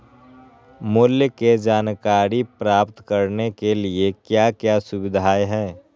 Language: Magahi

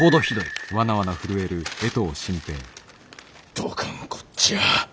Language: Japanese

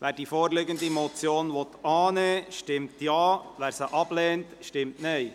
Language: Swiss German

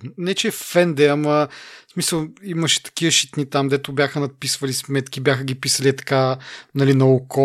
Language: Bulgarian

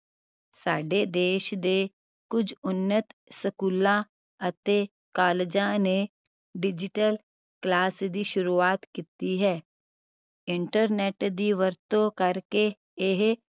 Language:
Punjabi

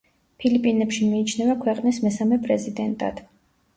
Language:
Georgian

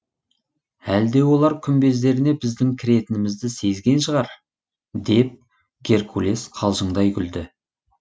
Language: Kazakh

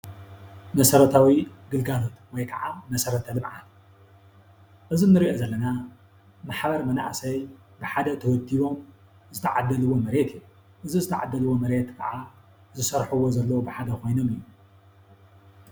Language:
Tigrinya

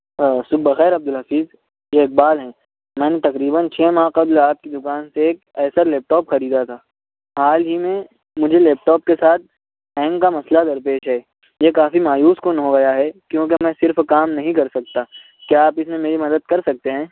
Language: Urdu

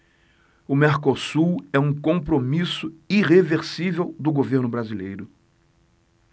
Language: Portuguese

